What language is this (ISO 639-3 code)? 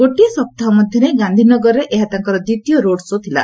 ori